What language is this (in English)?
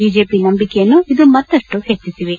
Kannada